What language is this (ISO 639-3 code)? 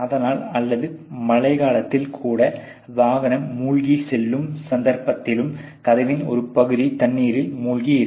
tam